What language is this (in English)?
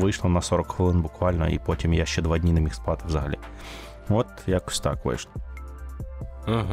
Ukrainian